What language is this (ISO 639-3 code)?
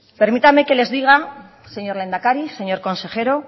spa